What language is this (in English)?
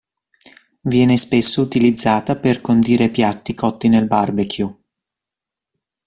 Italian